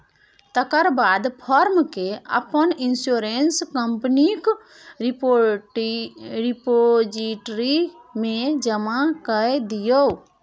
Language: Maithili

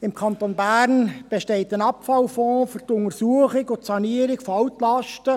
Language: Swiss German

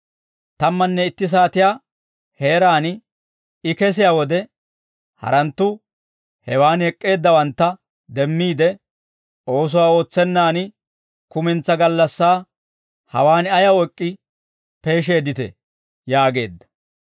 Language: Dawro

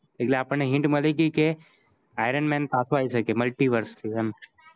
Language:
Gujarati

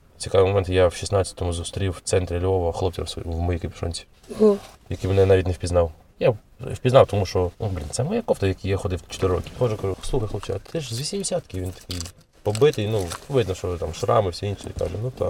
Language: Ukrainian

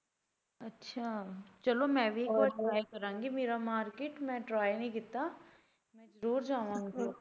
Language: Punjabi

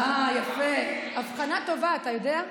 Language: Hebrew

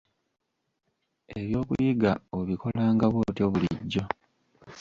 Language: Ganda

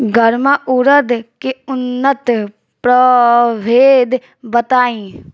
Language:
Bhojpuri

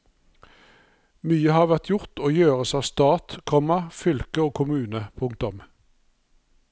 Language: Norwegian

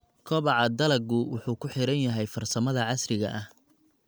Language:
Somali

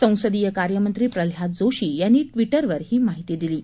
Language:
Marathi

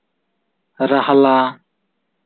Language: Santali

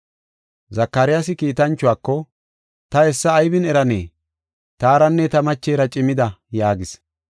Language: Gofa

